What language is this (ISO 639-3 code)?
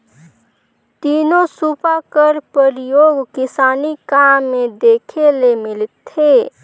hne